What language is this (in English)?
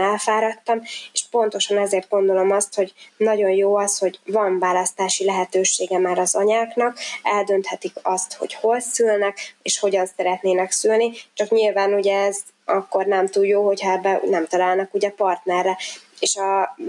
Hungarian